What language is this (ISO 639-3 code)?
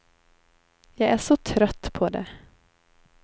swe